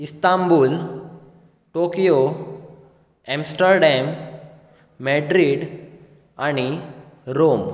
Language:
Konkani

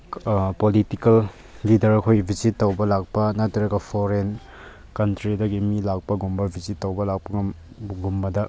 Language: Manipuri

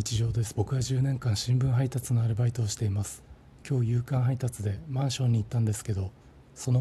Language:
Japanese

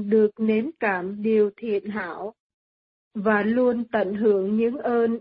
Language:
Vietnamese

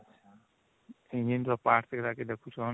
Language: Odia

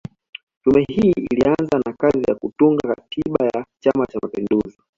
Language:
Swahili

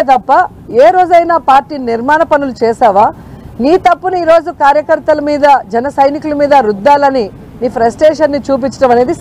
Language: Telugu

